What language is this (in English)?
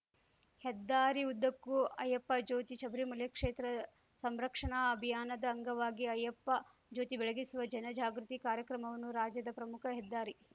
Kannada